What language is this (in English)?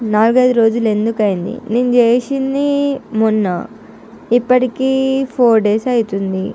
Telugu